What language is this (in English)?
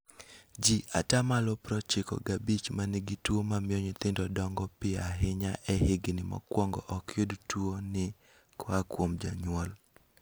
Luo (Kenya and Tanzania)